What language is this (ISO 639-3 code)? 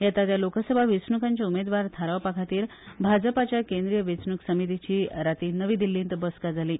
kok